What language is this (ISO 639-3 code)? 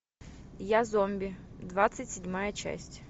rus